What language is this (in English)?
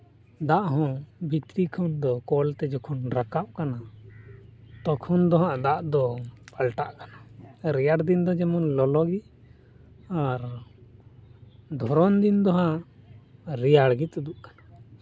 Santali